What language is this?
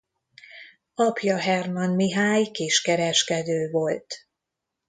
Hungarian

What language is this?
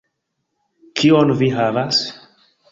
Esperanto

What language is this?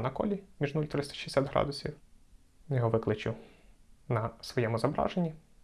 Ukrainian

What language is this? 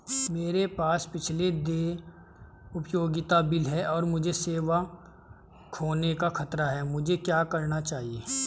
Hindi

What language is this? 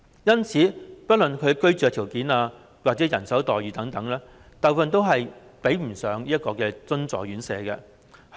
Cantonese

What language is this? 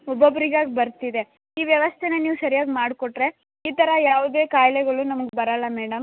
Kannada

